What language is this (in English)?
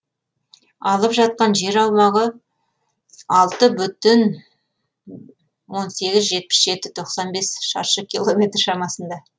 Kazakh